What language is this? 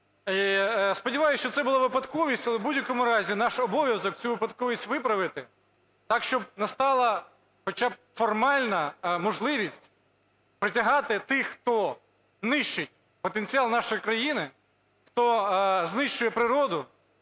Ukrainian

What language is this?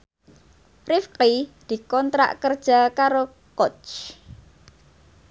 Javanese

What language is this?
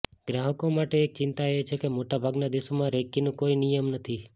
Gujarati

